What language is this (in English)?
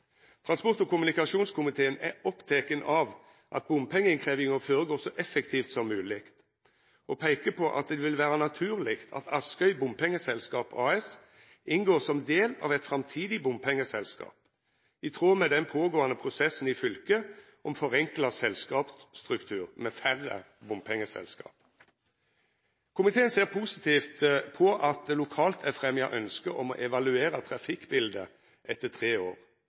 Norwegian Nynorsk